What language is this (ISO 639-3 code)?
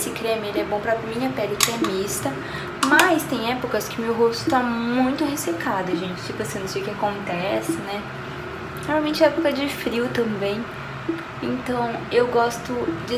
por